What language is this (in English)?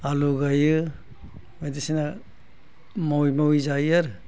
Bodo